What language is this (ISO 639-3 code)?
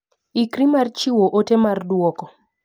luo